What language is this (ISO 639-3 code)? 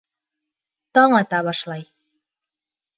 bak